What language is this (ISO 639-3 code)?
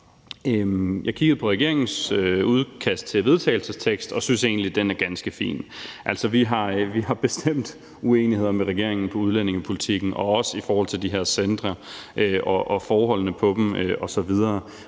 dan